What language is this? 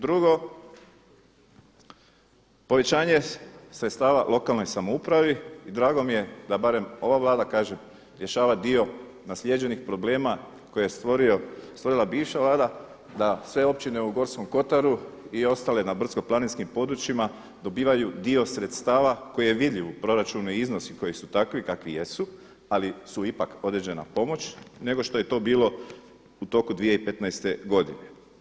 Croatian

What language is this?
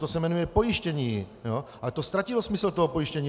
Czech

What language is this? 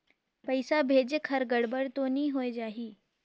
Chhattisgarhi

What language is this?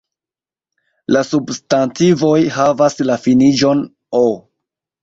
Esperanto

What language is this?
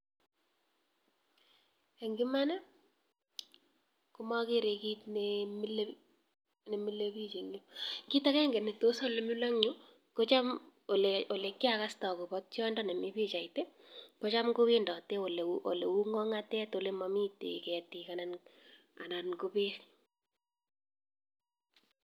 Kalenjin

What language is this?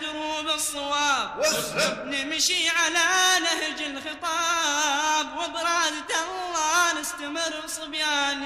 Arabic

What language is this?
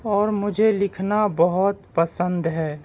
Urdu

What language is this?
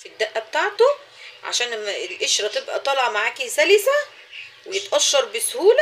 Arabic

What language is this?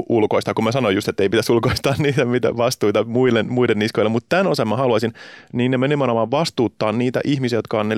Finnish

